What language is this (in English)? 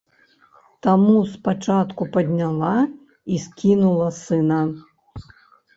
Belarusian